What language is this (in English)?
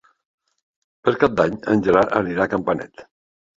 Catalan